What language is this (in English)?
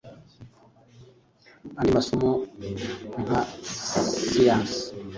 Kinyarwanda